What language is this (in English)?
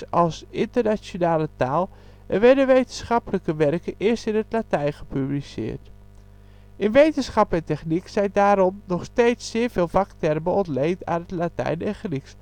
Dutch